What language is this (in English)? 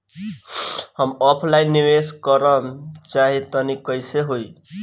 Bhojpuri